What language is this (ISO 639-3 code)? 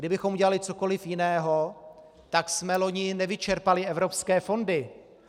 ces